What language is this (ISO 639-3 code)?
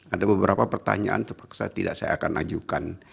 ind